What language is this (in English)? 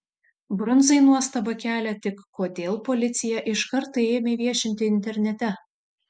Lithuanian